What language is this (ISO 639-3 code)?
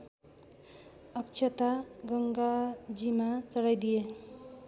nep